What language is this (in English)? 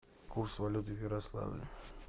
Russian